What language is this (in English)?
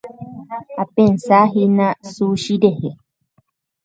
Guarani